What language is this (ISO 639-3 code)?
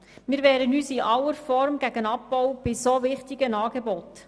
gsw